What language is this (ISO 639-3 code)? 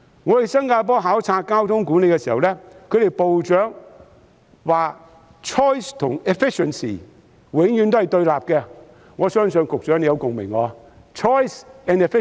yue